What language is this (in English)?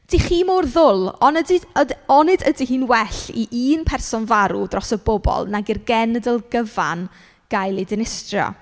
Welsh